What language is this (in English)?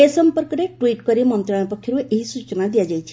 Odia